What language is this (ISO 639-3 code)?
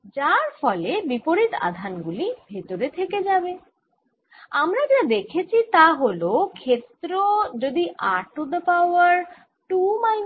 ben